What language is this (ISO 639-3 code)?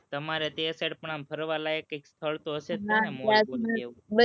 guj